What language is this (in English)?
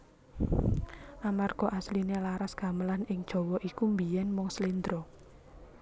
Javanese